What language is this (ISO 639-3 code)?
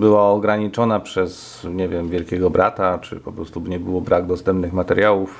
pol